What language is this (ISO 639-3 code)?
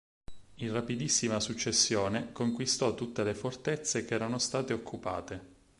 ita